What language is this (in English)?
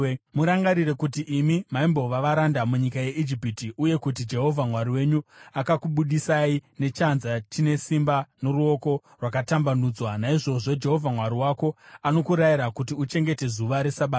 Shona